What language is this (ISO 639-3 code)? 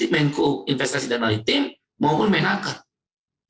ind